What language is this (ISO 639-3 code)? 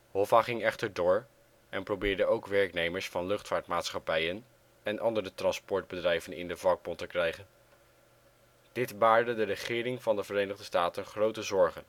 nld